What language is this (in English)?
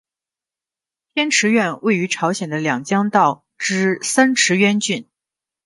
Chinese